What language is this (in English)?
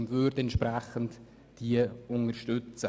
Swiss German